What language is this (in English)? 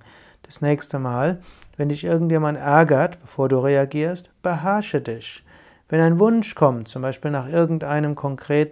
German